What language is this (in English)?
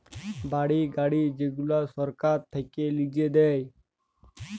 Bangla